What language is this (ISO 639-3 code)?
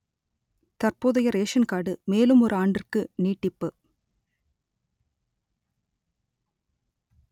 tam